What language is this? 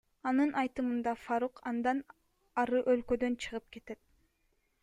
Kyrgyz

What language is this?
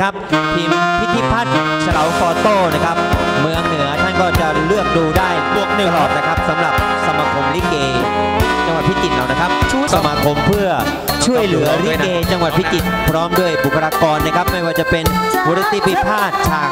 Thai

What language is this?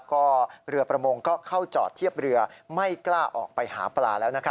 Thai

